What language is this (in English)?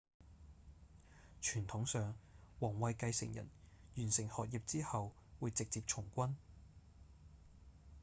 Cantonese